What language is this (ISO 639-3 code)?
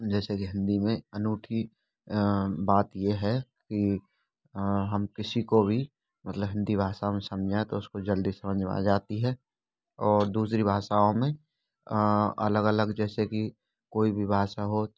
hin